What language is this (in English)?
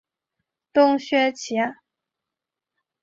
Chinese